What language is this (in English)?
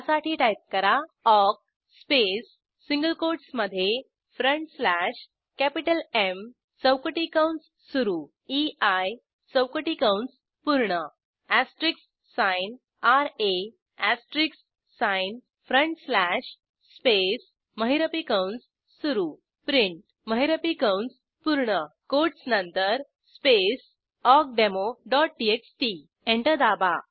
Marathi